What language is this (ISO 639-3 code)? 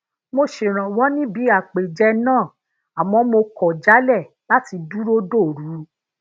yor